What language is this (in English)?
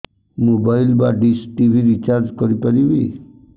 Odia